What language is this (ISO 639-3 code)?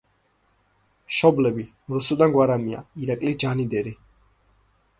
kat